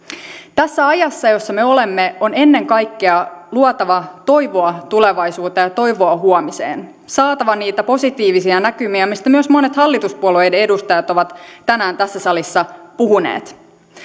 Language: Finnish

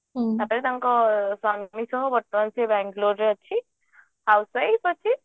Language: Odia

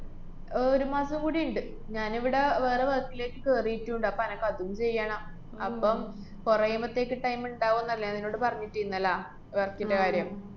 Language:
Malayalam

